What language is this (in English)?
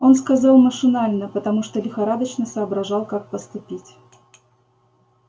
Russian